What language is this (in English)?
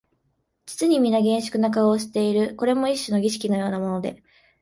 Japanese